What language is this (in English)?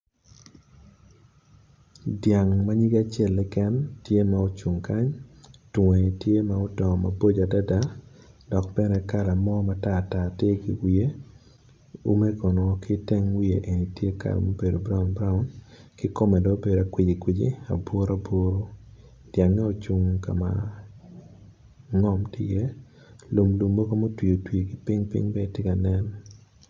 Acoli